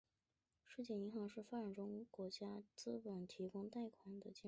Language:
Chinese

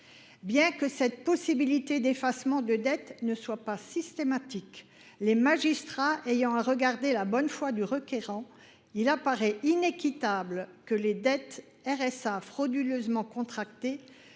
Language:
French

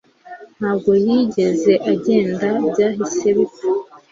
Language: Kinyarwanda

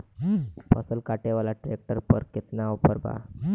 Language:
Bhojpuri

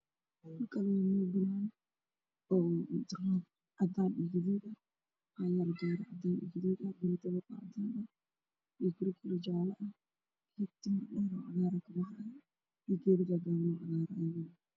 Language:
Somali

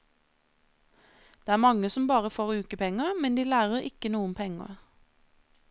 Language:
Norwegian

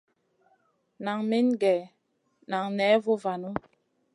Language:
Masana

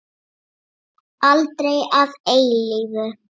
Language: Icelandic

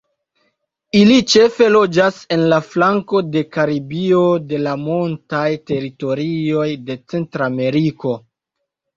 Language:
Esperanto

